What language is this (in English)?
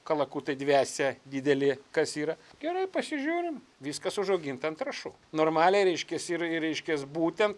Lithuanian